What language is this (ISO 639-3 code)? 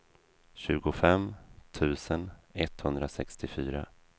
swe